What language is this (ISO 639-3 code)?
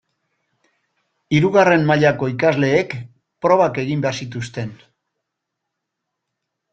eus